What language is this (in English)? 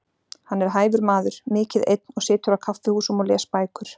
Icelandic